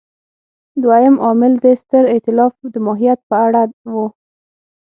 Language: Pashto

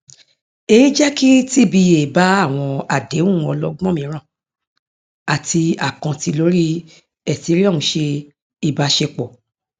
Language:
Yoruba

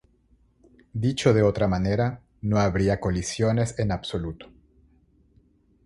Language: Spanish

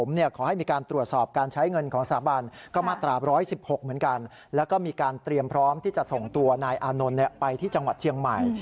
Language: Thai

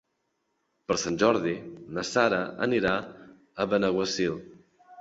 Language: Catalan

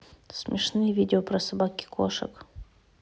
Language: Russian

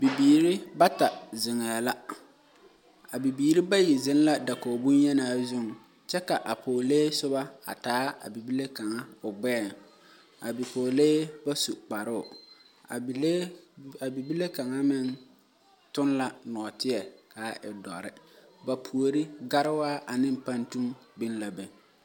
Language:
Southern Dagaare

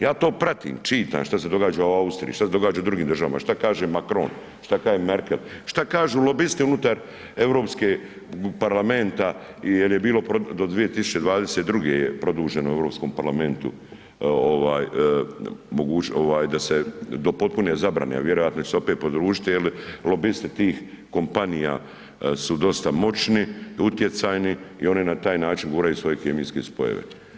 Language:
Croatian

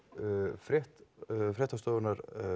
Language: Icelandic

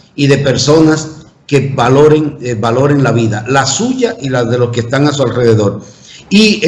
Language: Spanish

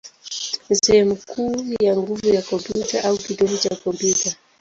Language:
Swahili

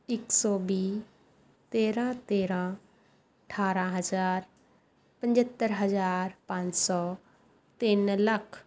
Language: Punjabi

